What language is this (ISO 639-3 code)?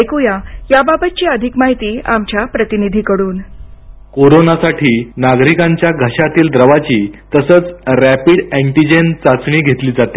mar